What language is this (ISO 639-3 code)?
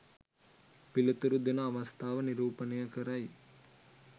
sin